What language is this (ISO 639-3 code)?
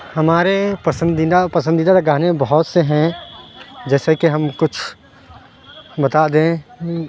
urd